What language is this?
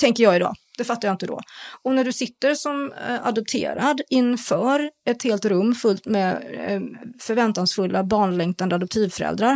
Swedish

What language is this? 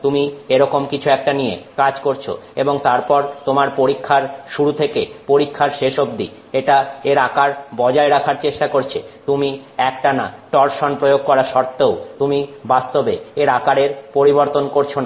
Bangla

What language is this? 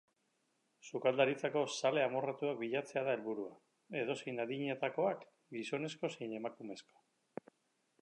Basque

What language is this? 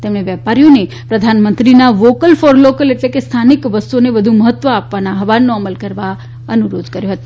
Gujarati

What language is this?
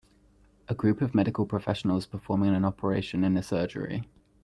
English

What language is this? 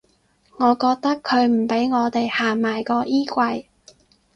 Cantonese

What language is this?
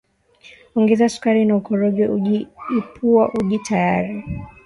Swahili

